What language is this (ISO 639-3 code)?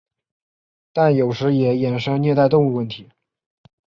zho